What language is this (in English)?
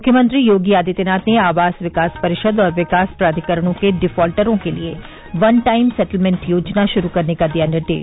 Hindi